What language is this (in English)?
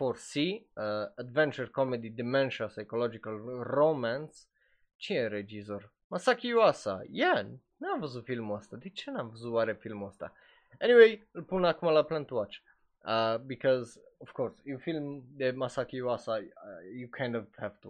Romanian